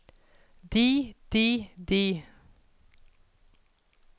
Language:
Norwegian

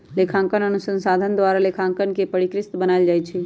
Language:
Magahi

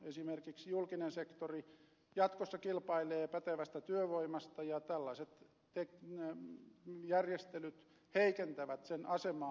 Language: Finnish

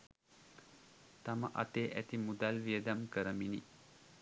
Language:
Sinhala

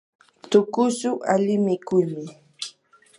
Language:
Yanahuanca Pasco Quechua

